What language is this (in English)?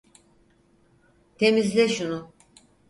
Turkish